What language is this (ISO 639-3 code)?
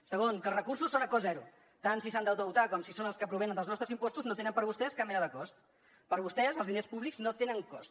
cat